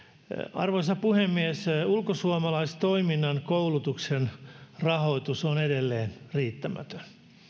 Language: Finnish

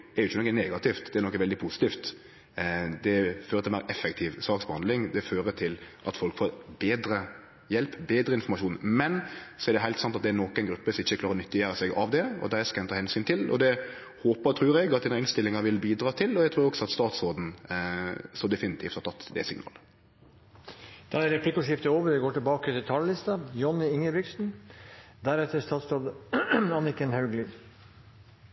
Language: Norwegian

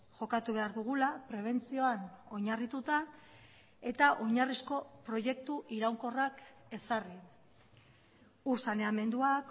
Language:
Basque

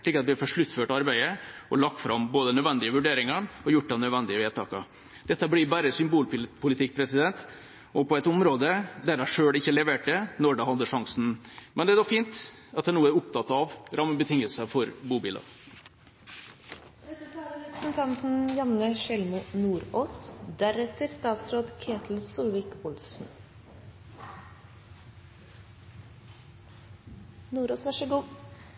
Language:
Norwegian Bokmål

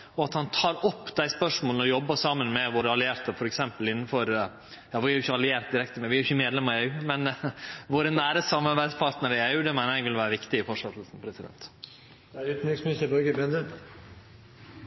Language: Norwegian Nynorsk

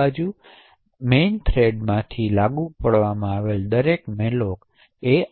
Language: Gujarati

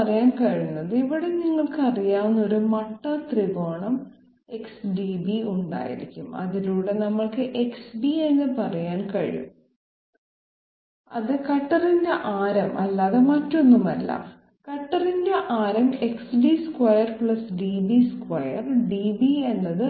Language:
Malayalam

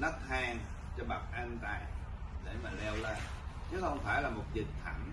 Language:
Vietnamese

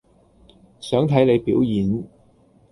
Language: Cantonese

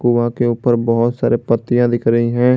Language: Hindi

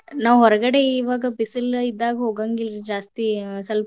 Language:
Kannada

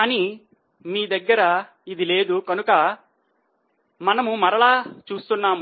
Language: Telugu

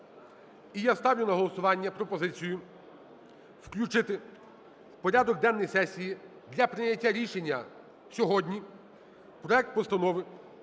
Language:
Ukrainian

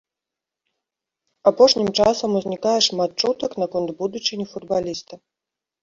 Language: Belarusian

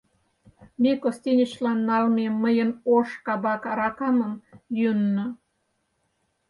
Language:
Mari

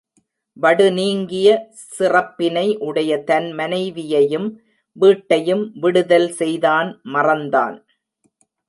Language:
Tamil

